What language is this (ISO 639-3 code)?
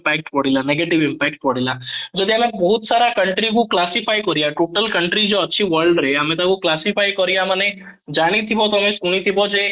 ori